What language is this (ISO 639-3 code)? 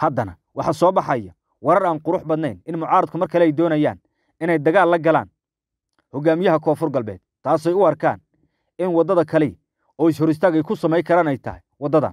ara